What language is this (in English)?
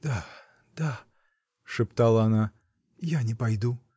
Russian